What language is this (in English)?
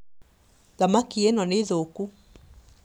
Kikuyu